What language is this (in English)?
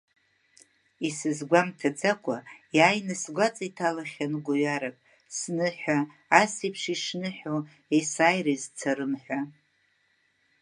Abkhazian